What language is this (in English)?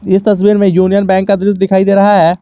Hindi